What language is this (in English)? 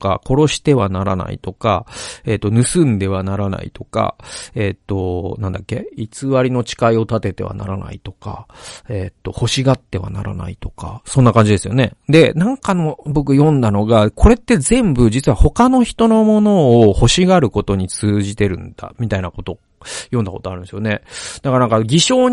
Japanese